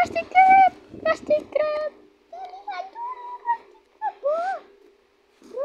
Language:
Indonesian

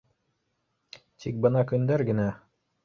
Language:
Bashkir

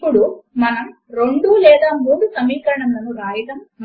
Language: Telugu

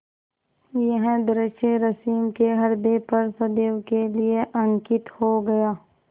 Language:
Hindi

